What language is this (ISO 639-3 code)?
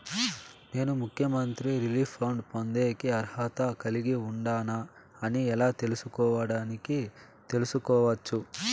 tel